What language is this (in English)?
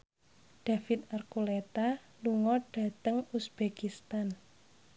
Javanese